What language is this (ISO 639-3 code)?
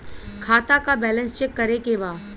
bho